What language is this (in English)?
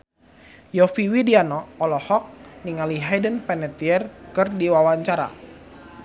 Sundanese